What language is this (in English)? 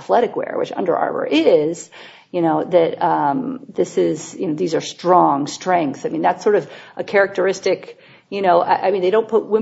English